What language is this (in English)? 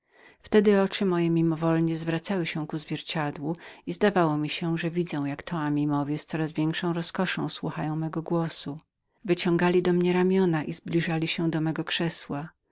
Polish